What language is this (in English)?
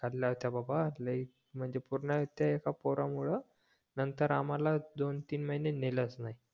Marathi